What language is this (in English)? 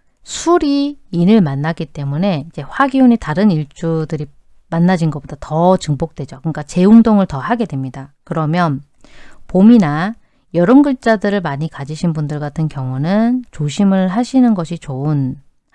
Korean